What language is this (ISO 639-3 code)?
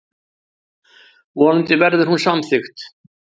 isl